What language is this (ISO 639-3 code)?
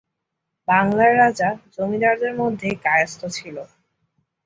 ben